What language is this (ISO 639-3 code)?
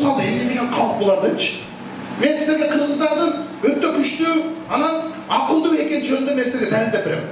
tur